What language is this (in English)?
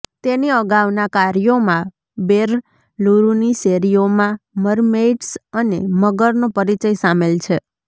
Gujarati